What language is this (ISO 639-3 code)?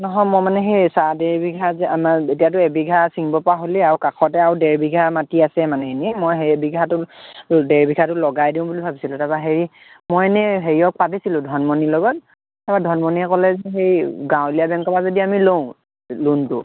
asm